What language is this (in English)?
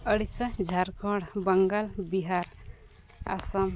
Santali